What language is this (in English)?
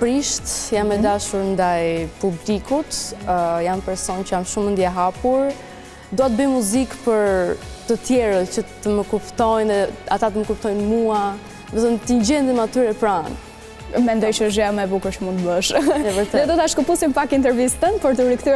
Romanian